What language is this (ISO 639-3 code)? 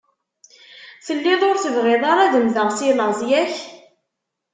kab